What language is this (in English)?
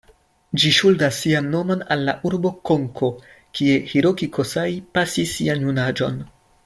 Esperanto